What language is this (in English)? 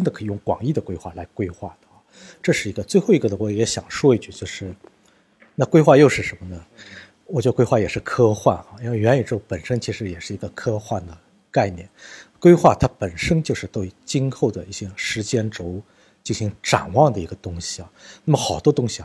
Chinese